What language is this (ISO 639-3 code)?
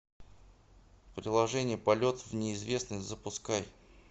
rus